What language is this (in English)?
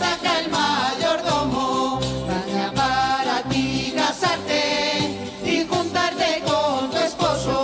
Spanish